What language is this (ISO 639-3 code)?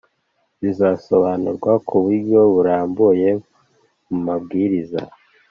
kin